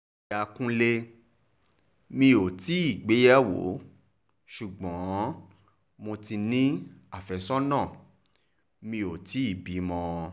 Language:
Yoruba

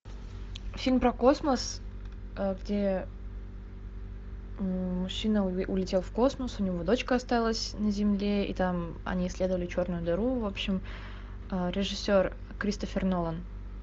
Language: Russian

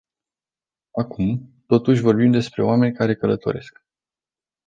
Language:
Romanian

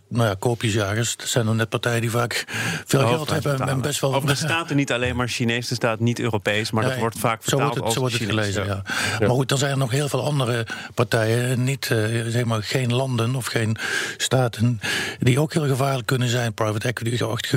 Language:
Dutch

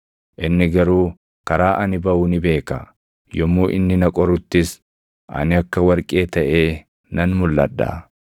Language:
Oromo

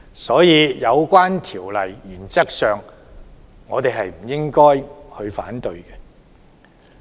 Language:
Cantonese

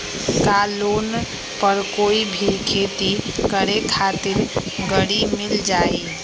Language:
Magahi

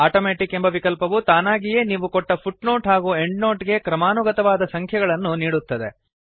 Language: Kannada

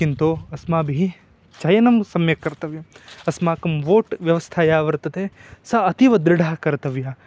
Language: Sanskrit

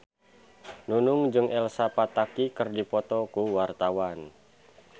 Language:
Sundanese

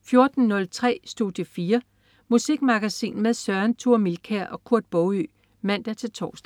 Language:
Danish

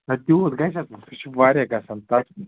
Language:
Kashmiri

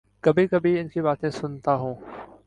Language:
Urdu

